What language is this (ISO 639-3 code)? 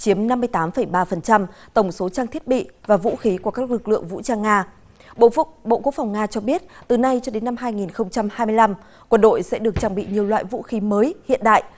vie